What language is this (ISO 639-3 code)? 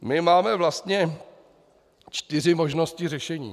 ces